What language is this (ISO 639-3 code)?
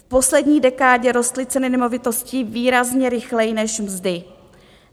ces